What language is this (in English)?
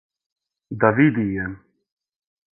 Serbian